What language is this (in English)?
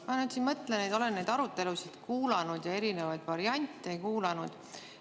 Estonian